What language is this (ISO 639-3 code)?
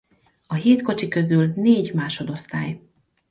hun